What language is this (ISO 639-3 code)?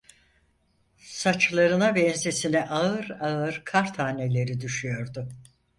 tur